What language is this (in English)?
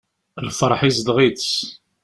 Kabyle